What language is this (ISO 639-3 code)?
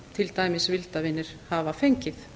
isl